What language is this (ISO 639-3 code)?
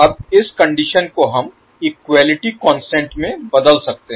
hin